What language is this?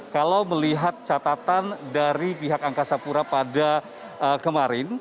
Indonesian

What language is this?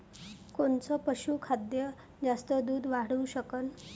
Marathi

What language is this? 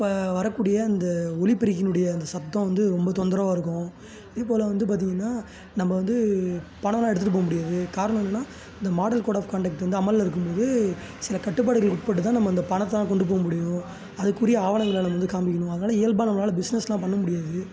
Tamil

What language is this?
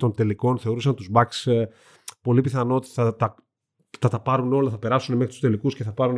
Greek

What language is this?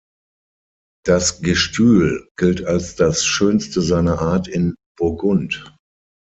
German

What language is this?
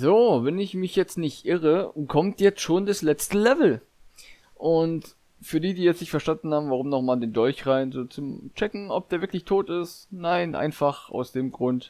German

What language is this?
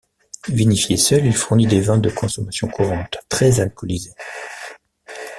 French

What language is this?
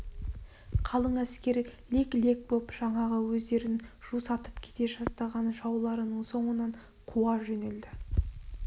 Kazakh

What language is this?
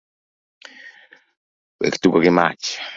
Luo (Kenya and Tanzania)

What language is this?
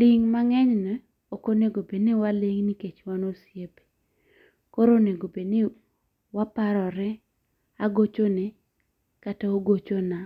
Luo (Kenya and Tanzania)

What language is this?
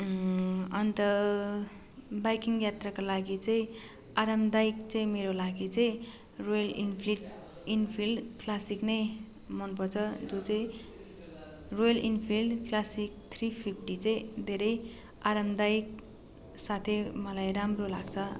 Nepali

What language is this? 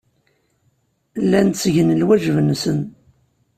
Kabyle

